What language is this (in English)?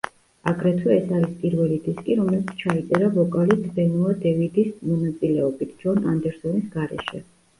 Georgian